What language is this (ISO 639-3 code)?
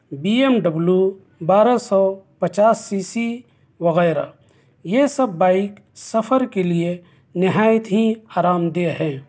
urd